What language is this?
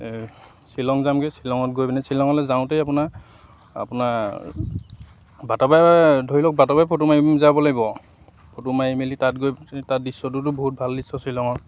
Assamese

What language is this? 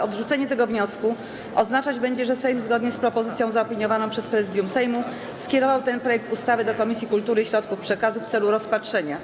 Polish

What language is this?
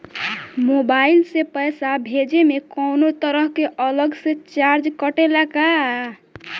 Bhojpuri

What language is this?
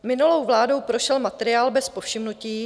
Czech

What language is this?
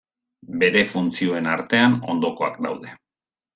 Basque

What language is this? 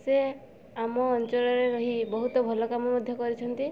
Odia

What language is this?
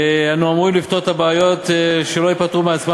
Hebrew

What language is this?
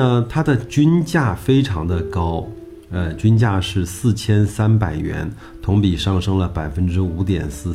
Chinese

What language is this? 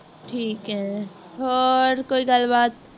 Punjabi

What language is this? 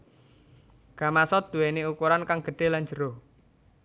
Javanese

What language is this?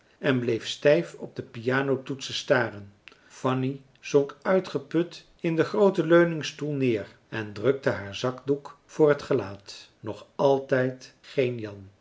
Dutch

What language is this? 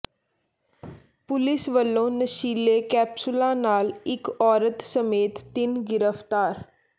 Punjabi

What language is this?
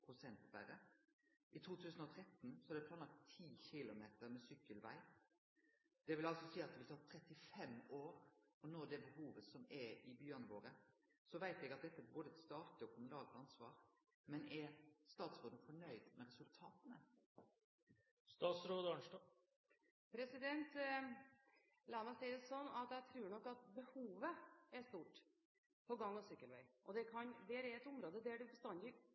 Norwegian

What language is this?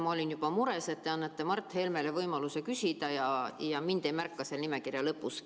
Estonian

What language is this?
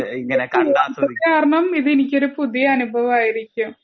Malayalam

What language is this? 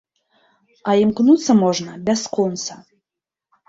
Belarusian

